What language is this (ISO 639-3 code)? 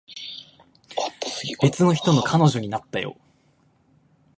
jpn